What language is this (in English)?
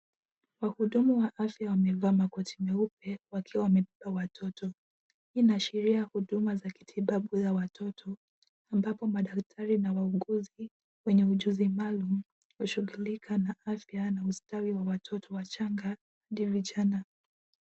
Swahili